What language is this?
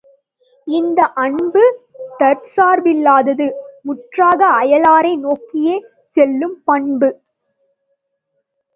Tamil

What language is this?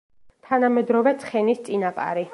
Georgian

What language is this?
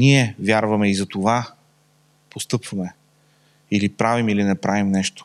Bulgarian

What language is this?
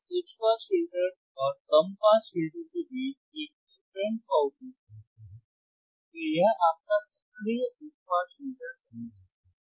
Hindi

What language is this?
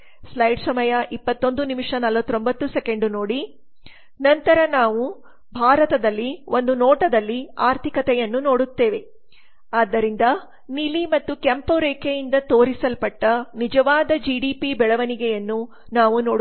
Kannada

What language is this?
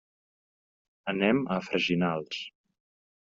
Catalan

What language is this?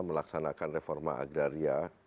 Indonesian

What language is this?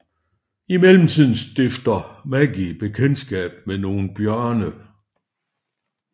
Danish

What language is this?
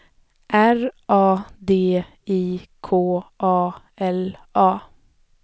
Swedish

